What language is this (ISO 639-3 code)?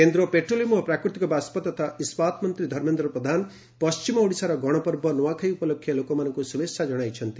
ori